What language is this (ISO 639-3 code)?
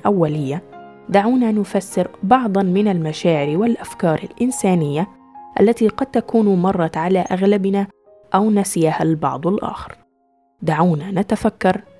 ara